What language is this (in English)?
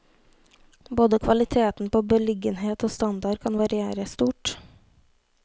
Norwegian